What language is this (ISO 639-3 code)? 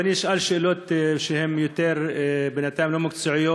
heb